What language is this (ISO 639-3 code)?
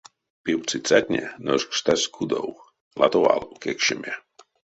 myv